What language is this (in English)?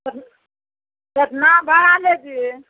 Maithili